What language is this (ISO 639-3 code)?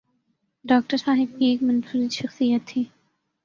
urd